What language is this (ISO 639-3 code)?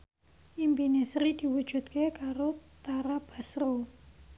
jav